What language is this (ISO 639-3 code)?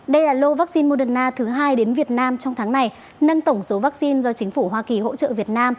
vie